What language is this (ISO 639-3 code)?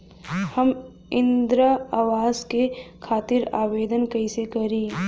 bho